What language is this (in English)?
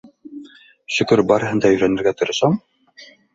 Bashkir